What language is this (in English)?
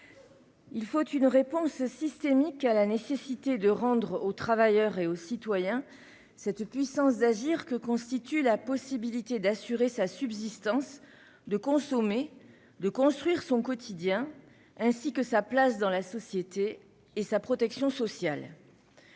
French